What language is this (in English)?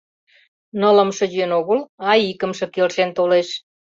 Mari